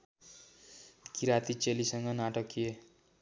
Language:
Nepali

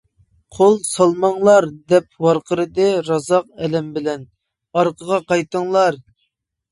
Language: Uyghur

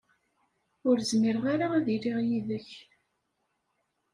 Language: Kabyle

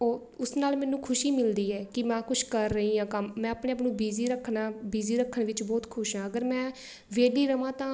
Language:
Punjabi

